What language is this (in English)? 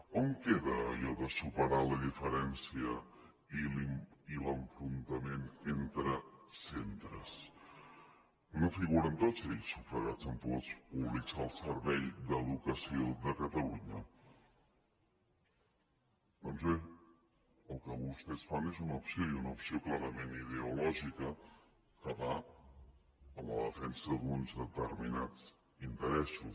Catalan